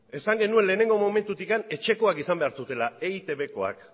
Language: Basque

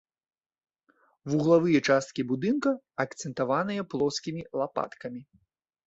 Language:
Belarusian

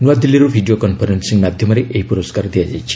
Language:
Odia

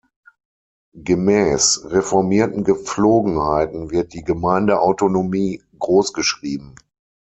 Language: German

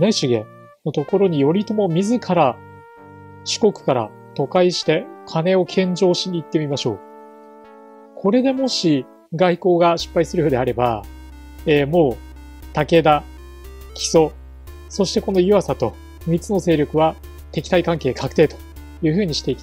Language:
Japanese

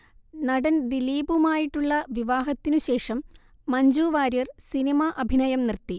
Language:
Malayalam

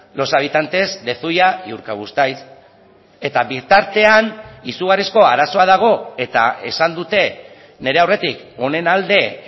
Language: Basque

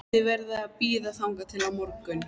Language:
Icelandic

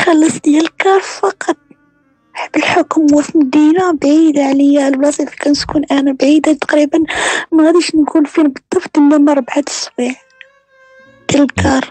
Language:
Arabic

